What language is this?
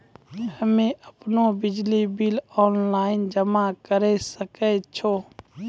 Maithili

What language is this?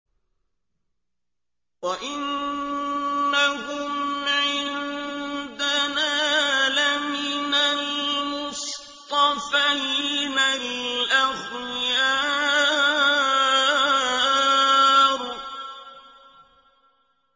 Arabic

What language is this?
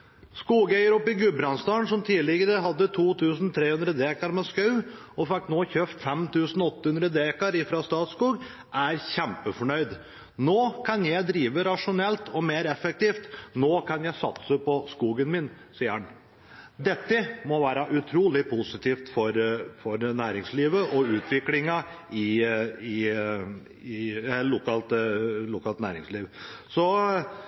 Norwegian Bokmål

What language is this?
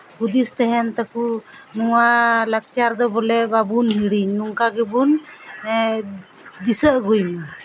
Santali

